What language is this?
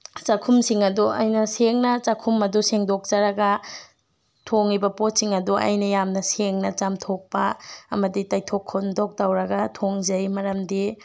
Manipuri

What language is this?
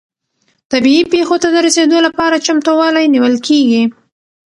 Pashto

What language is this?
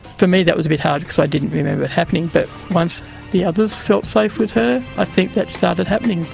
English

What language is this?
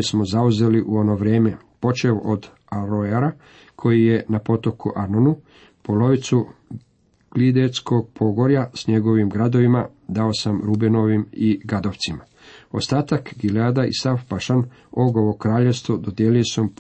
Croatian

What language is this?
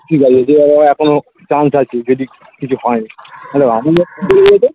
Bangla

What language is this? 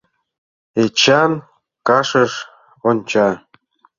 Mari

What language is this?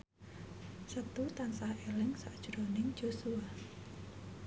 Javanese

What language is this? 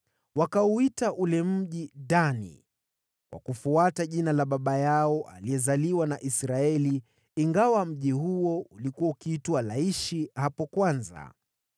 Swahili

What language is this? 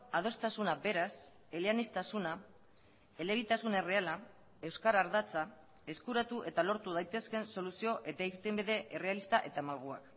Basque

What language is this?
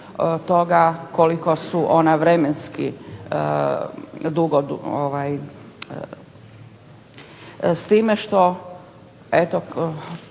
Croatian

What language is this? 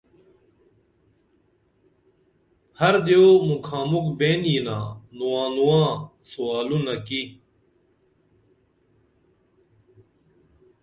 Dameli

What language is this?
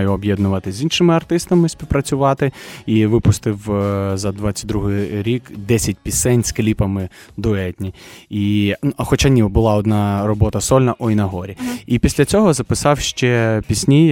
Ukrainian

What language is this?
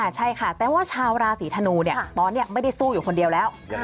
Thai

